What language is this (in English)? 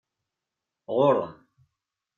Kabyle